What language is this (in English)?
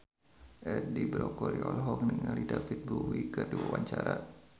Sundanese